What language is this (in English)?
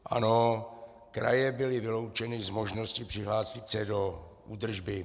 Czech